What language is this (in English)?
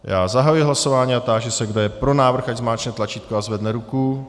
Czech